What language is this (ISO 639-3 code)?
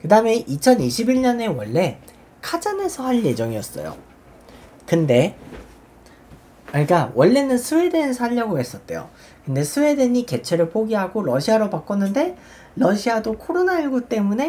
kor